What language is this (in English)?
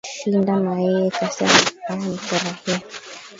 Swahili